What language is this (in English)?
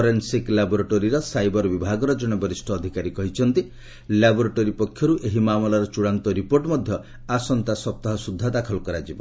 Odia